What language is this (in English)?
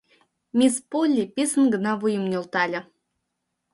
Mari